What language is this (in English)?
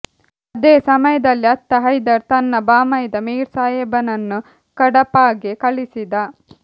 Kannada